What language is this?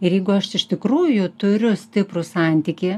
Lithuanian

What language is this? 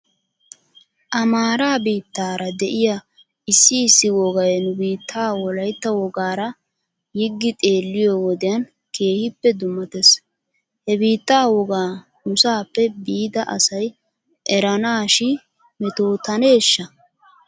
Wolaytta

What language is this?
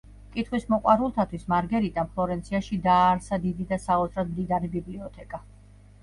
Georgian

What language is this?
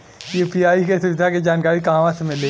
Bhojpuri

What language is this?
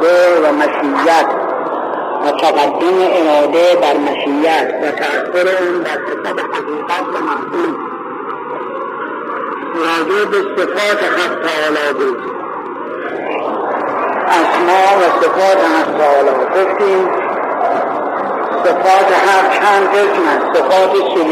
Persian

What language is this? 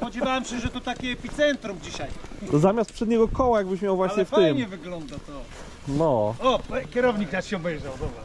Polish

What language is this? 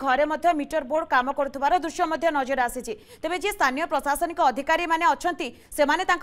Bangla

